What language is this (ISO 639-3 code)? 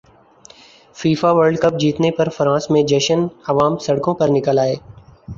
urd